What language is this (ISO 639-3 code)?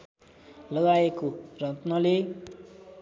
nep